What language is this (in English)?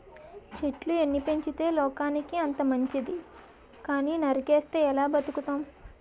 Telugu